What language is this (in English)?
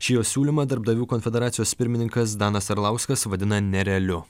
Lithuanian